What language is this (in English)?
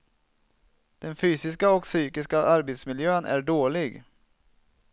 Swedish